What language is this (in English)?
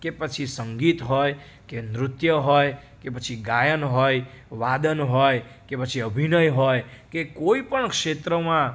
Gujarati